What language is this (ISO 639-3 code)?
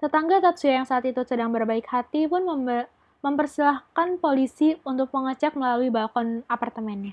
ind